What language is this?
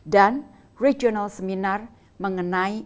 Indonesian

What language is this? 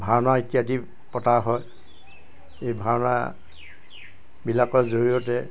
Assamese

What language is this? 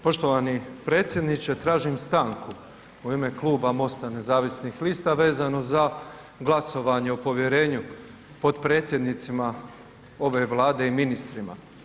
Croatian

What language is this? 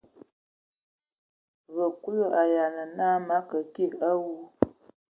Ewondo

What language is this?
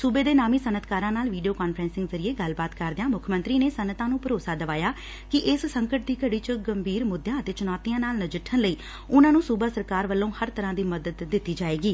Punjabi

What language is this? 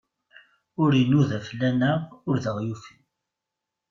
Kabyle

